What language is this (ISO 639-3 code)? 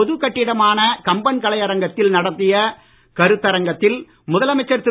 tam